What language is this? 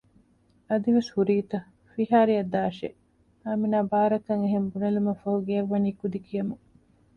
Divehi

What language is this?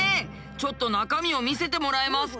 Japanese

